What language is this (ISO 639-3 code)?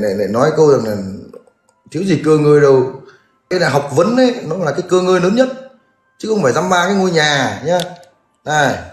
vie